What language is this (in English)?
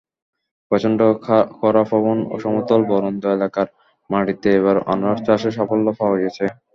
Bangla